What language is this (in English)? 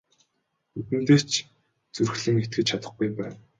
Mongolian